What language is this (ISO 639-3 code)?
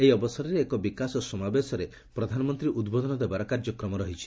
ori